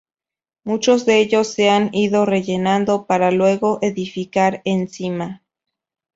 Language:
Spanish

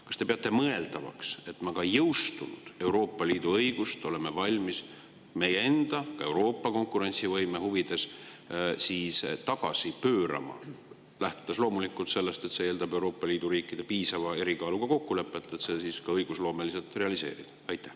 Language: Estonian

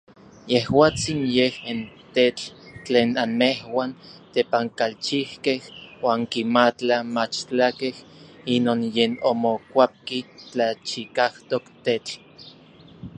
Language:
Orizaba Nahuatl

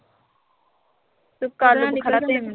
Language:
Punjabi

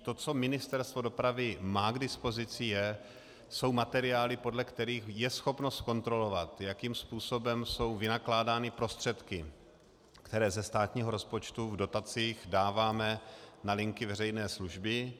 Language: Czech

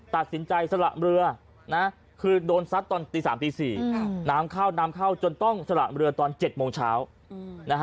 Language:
Thai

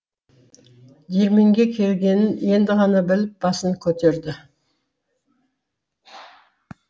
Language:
Kazakh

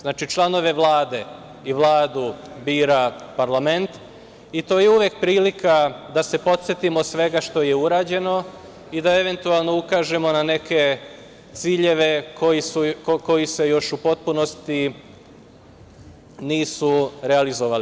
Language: Serbian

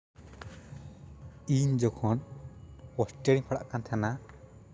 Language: Santali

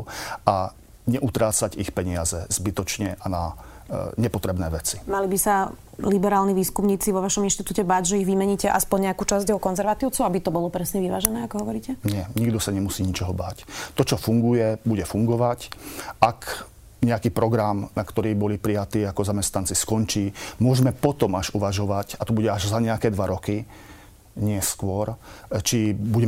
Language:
Slovak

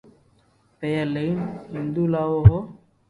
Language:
Loarki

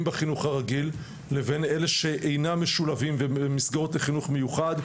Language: Hebrew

